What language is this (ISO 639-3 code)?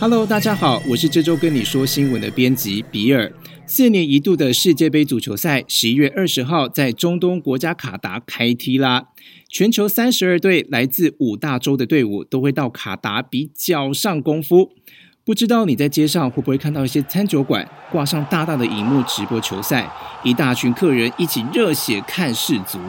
zho